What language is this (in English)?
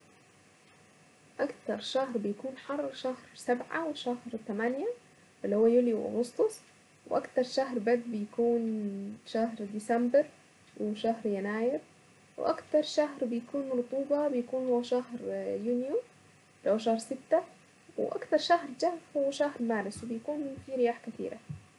Saidi Arabic